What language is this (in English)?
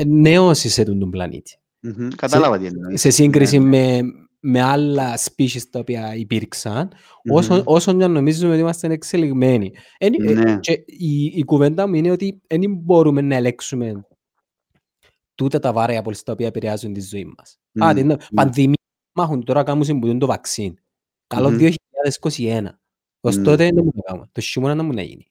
Greek